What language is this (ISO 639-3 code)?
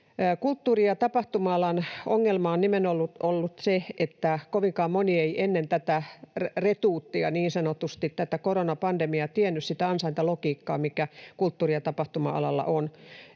fin